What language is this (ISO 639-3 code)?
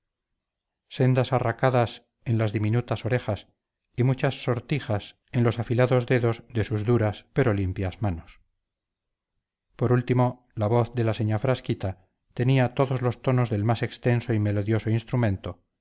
spa